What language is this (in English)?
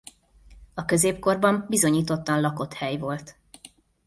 Hungarian